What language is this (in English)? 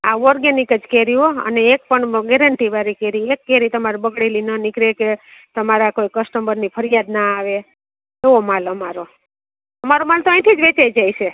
Gujarati